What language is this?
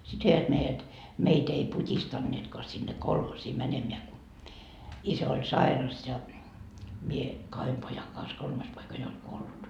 Finnish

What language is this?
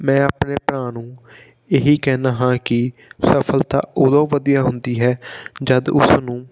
Punjabi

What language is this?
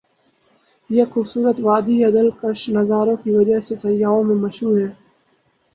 Urdu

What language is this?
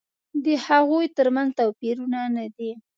Pashto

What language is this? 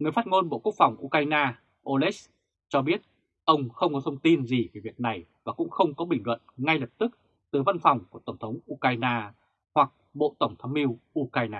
Vietnamese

